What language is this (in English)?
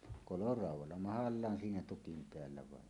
Finnish